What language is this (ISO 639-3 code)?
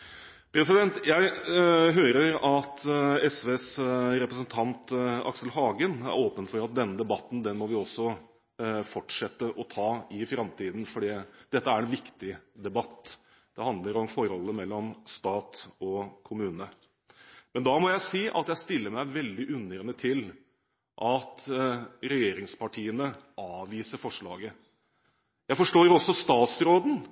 nob